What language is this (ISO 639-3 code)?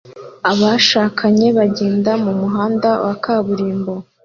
kin